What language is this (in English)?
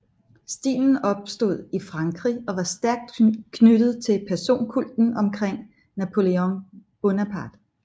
Danish